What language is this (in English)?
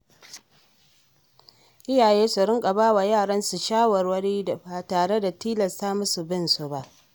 Hausa